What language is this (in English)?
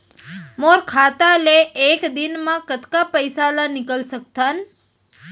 Chhattisgarhi